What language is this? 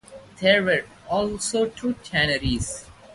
English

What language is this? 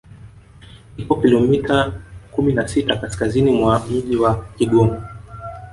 Swahili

